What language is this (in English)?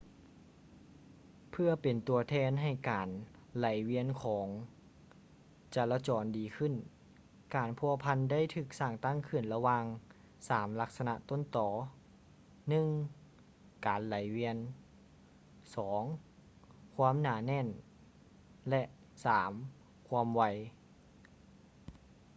Lao